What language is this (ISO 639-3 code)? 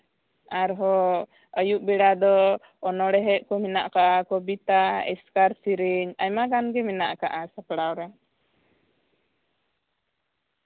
sat